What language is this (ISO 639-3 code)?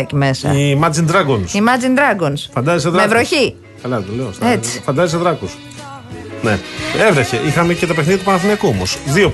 ell